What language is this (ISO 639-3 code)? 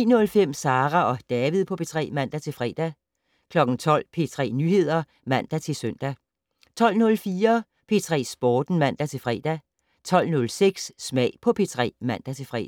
dan